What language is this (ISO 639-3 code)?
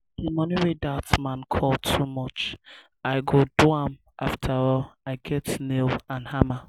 pcm